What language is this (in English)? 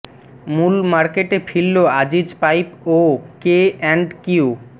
Bangla